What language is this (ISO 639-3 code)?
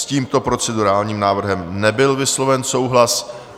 ces